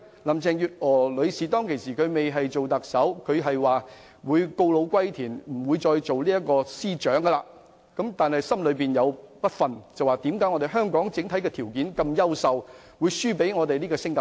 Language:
Cantonese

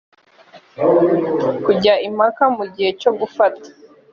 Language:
Kinyarwanda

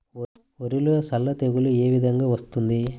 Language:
Telugu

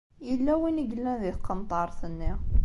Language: Kabyle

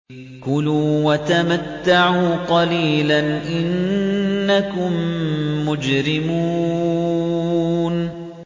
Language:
Arabic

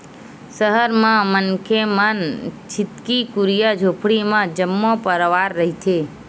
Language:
Chhattisgarhi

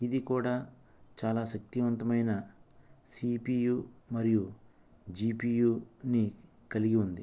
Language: Telugu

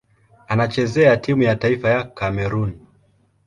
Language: Swahili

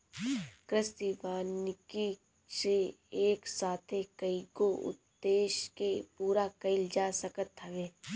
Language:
Bhojpuri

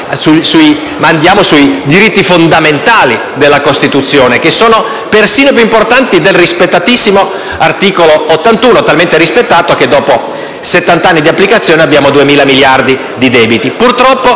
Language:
Italian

